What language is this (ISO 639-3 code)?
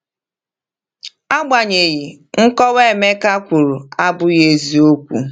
ibo